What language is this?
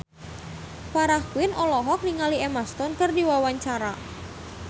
Sundanese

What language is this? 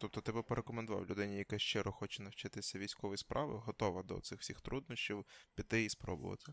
Ukrainian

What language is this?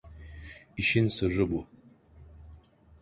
Turkish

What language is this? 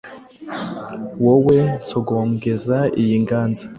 Kinyarwanda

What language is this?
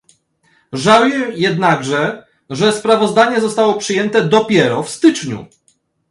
Polish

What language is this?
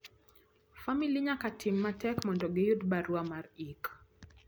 Luo (Kenya and Tanzania)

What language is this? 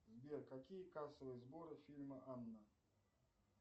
Russian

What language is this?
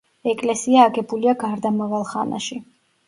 Georgian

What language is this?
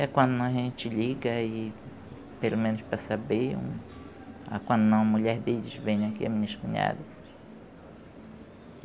Portuguese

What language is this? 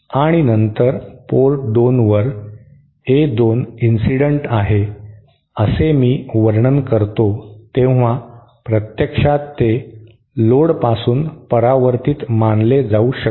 Marathi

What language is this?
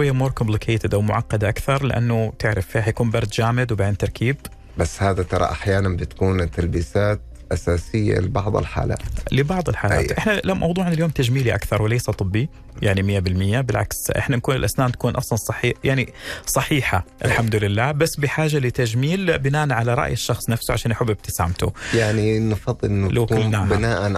Arabic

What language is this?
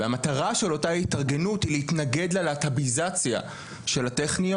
Hebrew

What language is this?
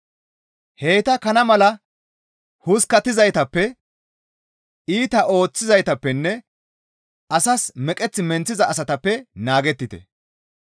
Gamo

